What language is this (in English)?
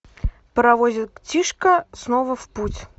Russian